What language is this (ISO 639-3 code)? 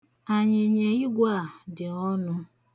ibo